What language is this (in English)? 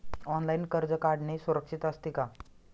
Marathi